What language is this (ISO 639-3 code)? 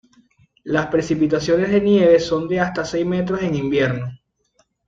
spa